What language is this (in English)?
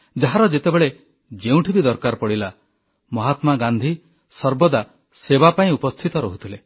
Odia